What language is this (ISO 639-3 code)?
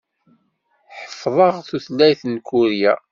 kab